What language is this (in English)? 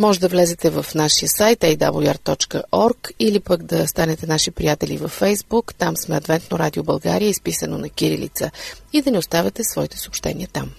Bulgarian